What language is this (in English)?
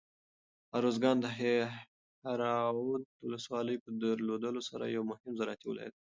Pashto